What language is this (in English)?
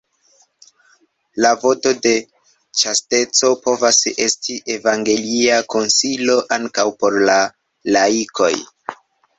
Esperanto